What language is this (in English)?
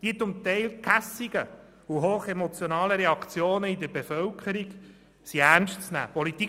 Swiss German